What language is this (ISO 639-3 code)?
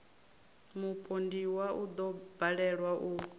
ven